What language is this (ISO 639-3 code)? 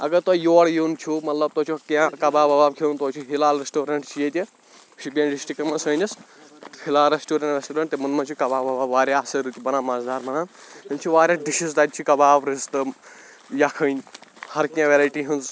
kas